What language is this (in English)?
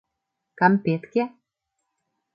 Mari